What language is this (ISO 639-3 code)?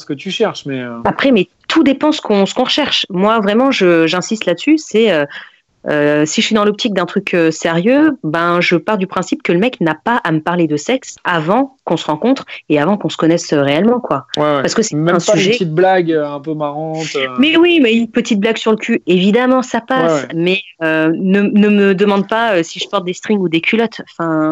fra